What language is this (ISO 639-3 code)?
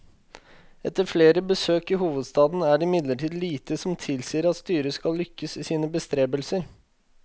nor